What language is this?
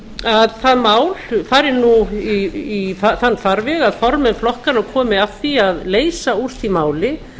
Icelandic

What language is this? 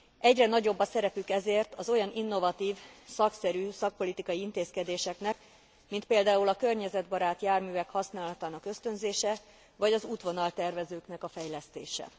Hungarian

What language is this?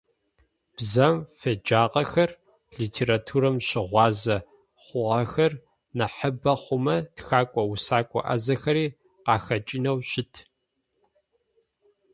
Adyghe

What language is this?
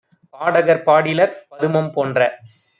Tamil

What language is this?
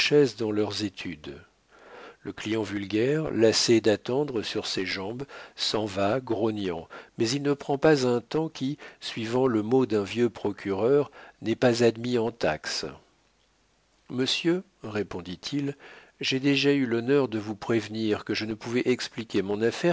French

